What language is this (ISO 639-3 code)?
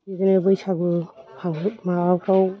brx